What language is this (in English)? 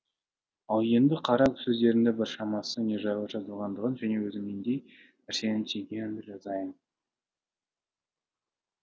Kazakh